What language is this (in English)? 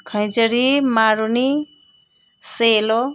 Nepali